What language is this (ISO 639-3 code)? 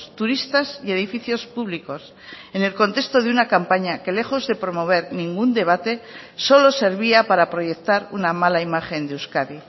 spa